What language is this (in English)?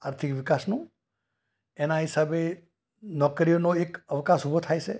Gujarati